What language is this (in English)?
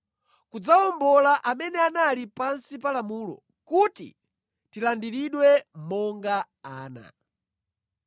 Nyanja